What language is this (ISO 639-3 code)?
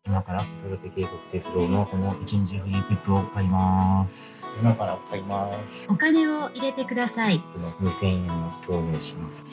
jpn